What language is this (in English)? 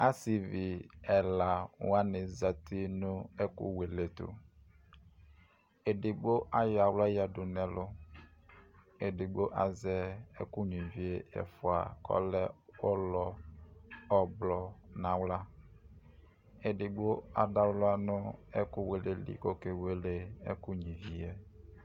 Ikposo